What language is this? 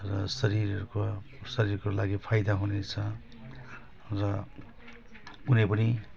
Nepali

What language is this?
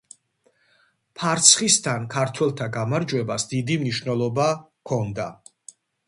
Georgian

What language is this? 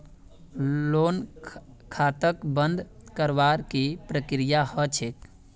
Magahi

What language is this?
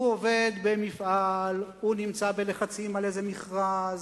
Hebrew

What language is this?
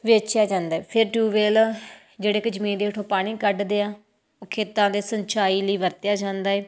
Punjabi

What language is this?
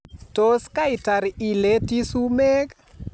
Kalenjin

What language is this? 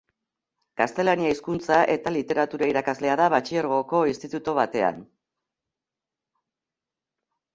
Basque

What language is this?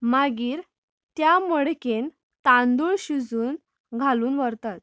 Konkani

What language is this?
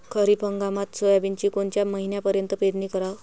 Marathi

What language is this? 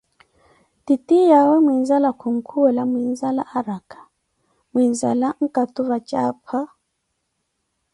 Koti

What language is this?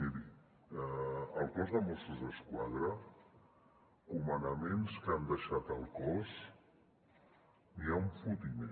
Catalan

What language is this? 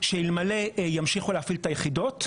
Hebrew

